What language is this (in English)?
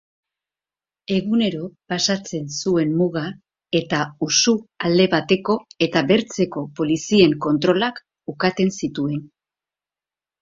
Basque